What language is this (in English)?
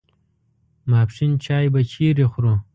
Pashto